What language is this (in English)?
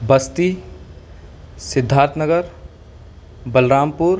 Urdu